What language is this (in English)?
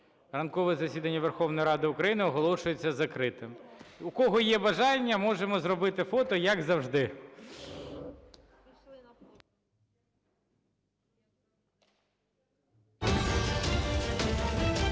Ukrainian